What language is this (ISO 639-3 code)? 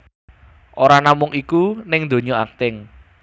jav